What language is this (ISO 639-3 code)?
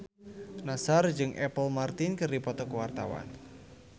sun